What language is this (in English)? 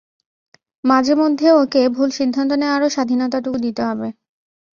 Bangla